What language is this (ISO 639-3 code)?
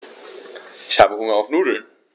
deu